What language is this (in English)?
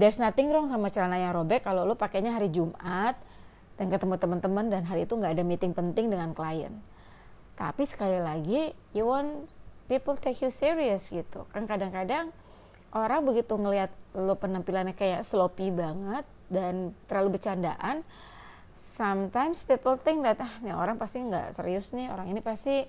Indonesian